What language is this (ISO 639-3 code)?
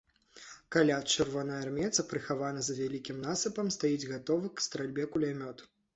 bel